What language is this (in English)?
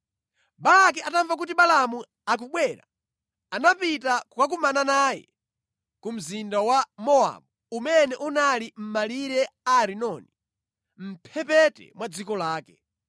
Nyanja